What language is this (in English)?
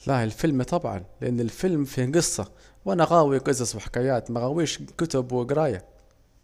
Saidi Arabic